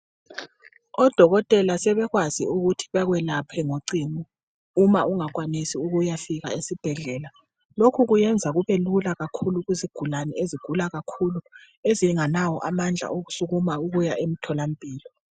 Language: North Ndebele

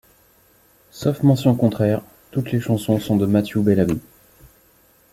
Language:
French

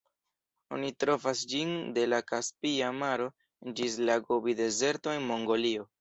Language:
Esperanto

